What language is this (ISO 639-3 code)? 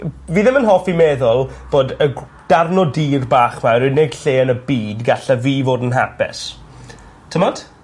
cym